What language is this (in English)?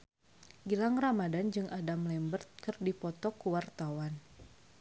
Sundanese